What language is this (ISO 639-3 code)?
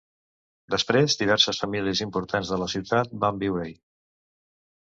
cat